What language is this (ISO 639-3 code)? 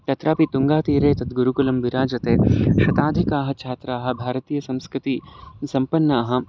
san